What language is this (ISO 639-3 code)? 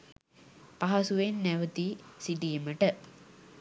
sin